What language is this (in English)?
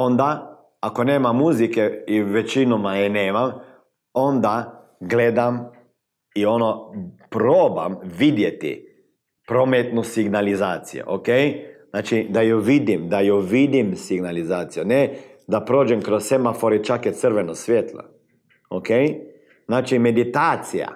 Croatian